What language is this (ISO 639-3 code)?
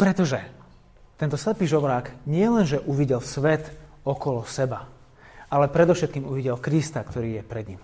slk